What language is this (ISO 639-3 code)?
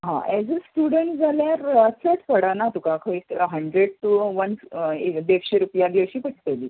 kok